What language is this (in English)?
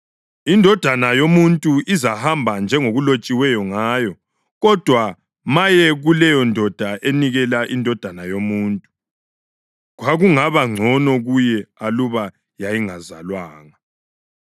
North Ndebele